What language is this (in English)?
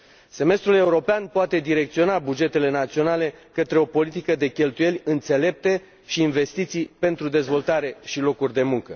Romanian